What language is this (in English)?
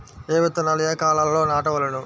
Telugu